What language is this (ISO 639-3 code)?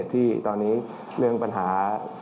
tha